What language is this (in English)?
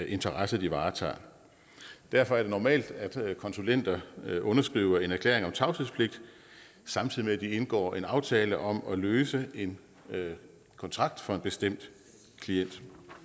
Danish